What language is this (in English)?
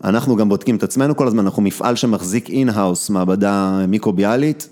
Hebrew